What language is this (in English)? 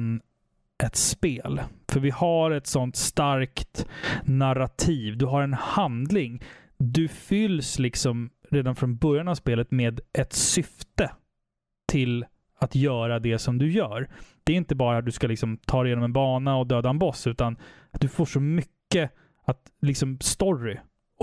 Swedish